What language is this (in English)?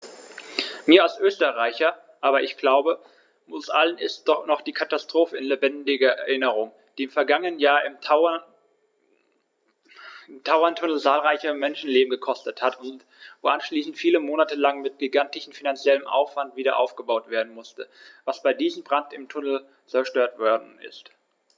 German